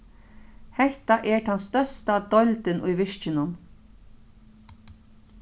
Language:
Faroese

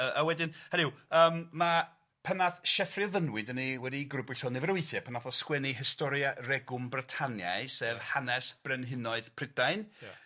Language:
Welsh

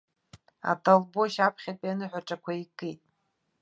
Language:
Abkhazian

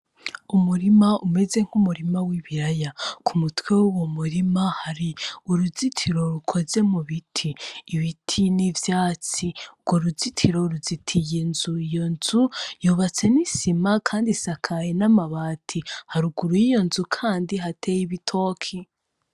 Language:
Rundi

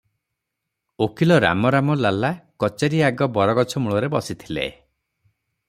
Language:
Odia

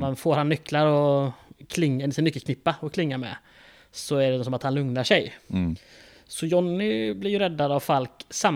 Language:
Swedish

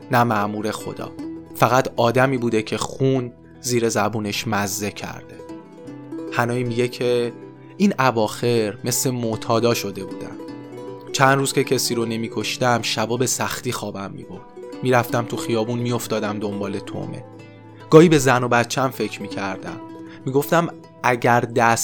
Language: Persian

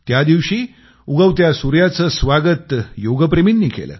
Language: Marathi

